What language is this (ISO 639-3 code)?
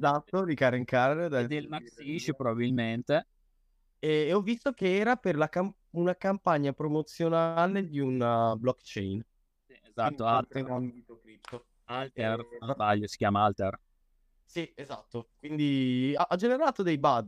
ita